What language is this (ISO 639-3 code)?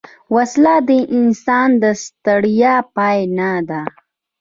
pus